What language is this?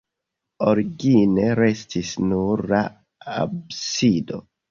Esperanto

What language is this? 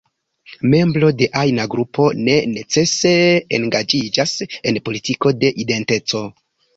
Esperanto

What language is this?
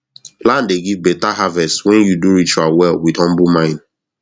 Nigerian Pidgin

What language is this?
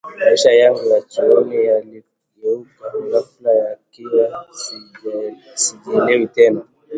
Swahili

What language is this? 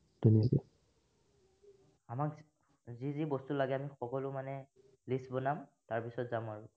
Assamese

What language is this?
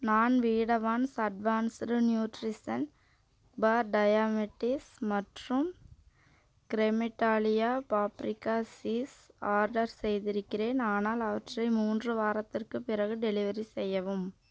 Tamil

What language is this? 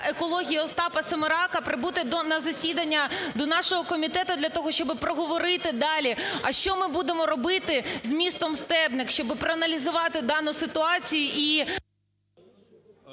Ukrainian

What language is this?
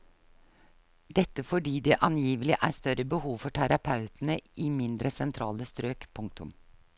Norwegian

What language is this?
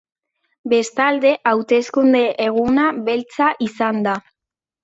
Basque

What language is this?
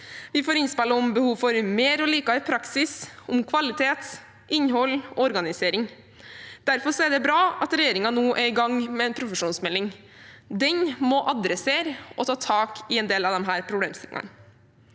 Norwegian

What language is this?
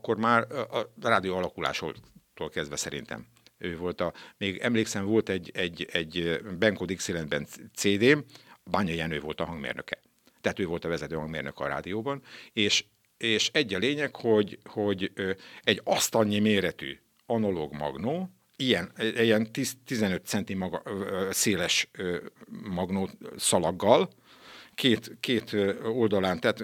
Hungarian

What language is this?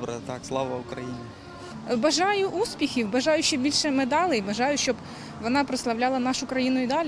Ukrainian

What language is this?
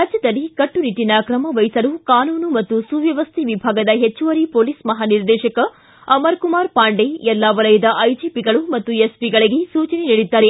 Kannada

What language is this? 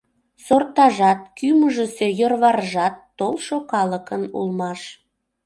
Mari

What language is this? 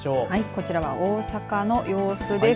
Japanese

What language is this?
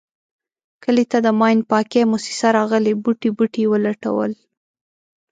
Pashto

